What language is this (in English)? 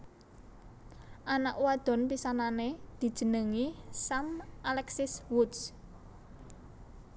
Javanese